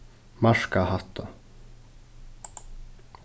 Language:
Faroese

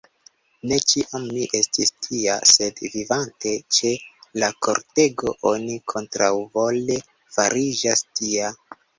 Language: Esperanto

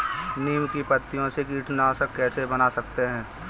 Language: Hindi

